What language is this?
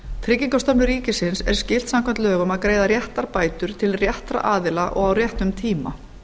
Icelandic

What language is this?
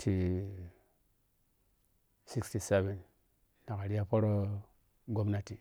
Piya-Kwonci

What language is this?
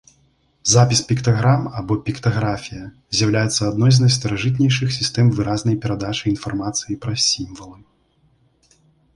Belarusian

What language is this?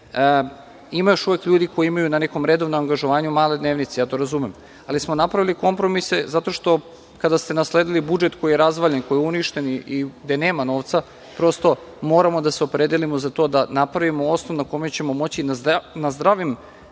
Serbian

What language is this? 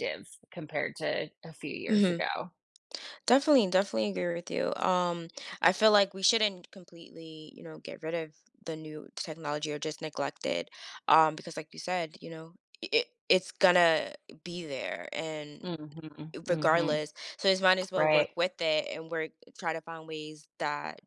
English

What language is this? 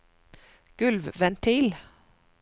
Norwegian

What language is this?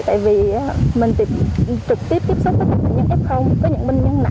Vietnamese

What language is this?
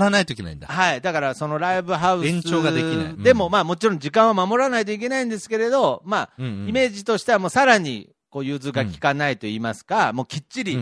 Japanese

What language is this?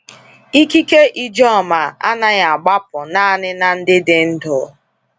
Igbo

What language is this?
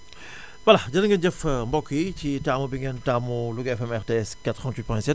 Wolof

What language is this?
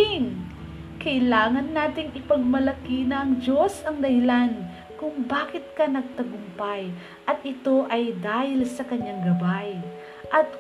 Filipino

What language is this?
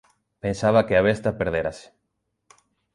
Galician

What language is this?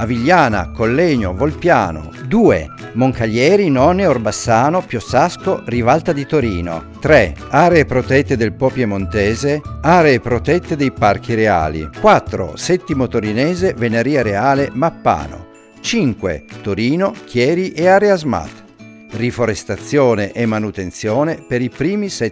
Italian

